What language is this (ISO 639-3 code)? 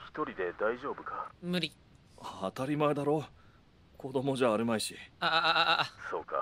jpn